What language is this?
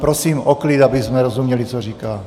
Czech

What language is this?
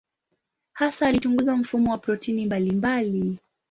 Swahili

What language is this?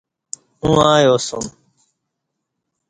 Kati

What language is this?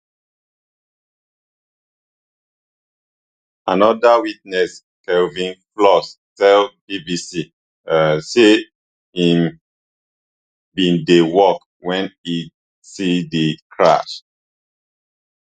Nigerian Pidgin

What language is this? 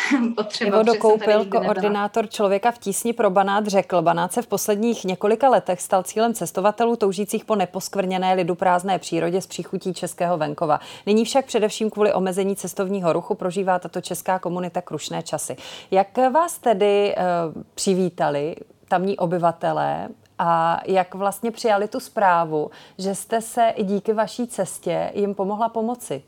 Czech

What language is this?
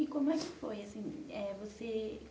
Portuguese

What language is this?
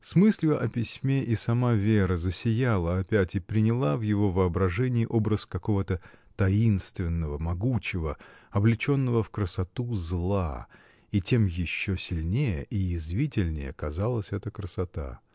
Russian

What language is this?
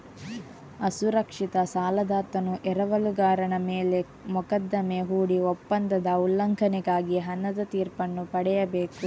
Kannada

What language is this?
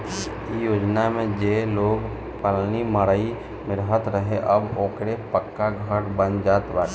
Bhojpuri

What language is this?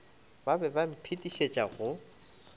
Northern Sotho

